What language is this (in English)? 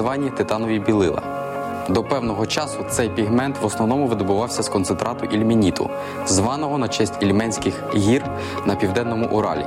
Ukrainian